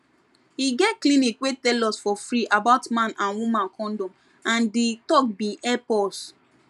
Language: Nigerian Pidgin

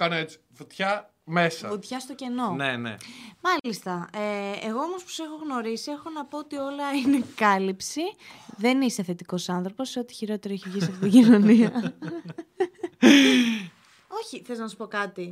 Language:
Greek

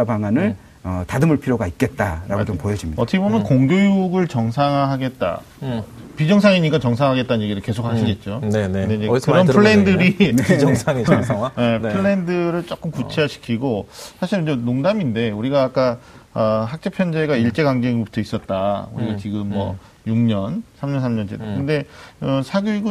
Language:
Korean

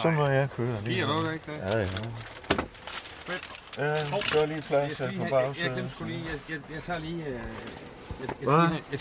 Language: Danish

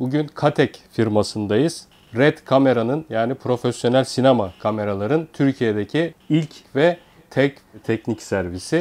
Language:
Turkish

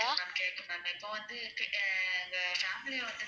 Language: Tamil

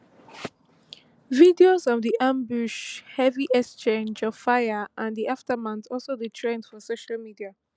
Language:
Nigerian Pidgin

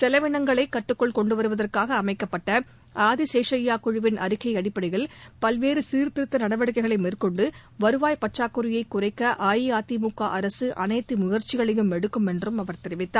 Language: Tamil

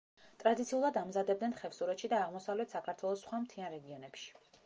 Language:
Georgian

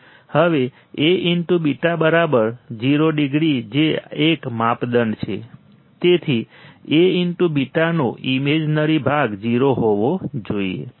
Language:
Gujarati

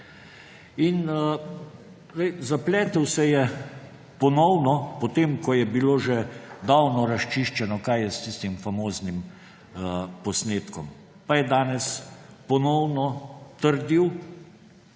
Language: Slovenian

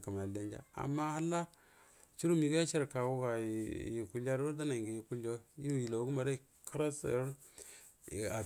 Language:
Buduma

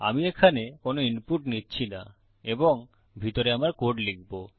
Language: Bangla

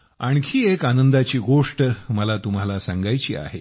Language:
Marathi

